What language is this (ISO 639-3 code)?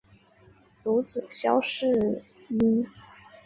zho